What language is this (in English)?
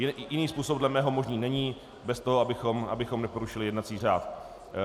Czech